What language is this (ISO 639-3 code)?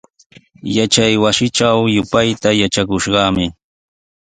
qws